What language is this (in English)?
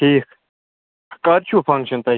Kashmiri